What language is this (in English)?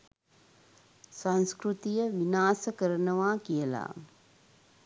Sinhala